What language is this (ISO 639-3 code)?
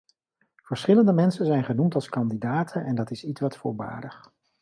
nld